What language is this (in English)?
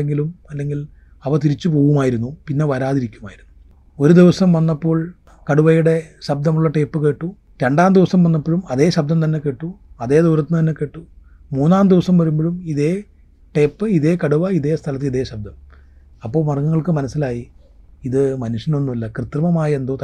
Malayalam